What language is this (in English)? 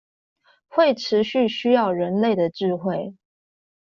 Chinese